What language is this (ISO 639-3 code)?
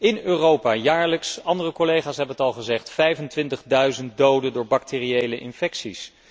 nld